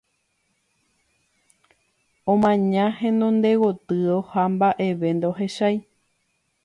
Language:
Guarani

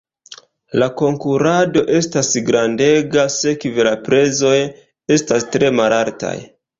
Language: Esperanto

